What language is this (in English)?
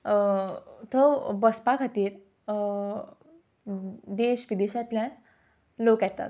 Konkani